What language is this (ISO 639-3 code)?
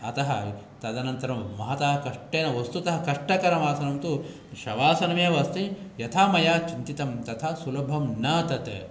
san